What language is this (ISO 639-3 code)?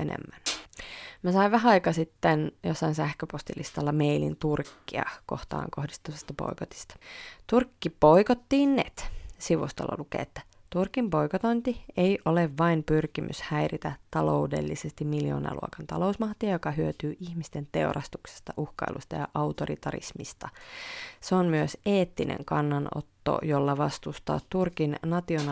fin